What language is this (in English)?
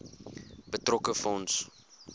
Afrikaans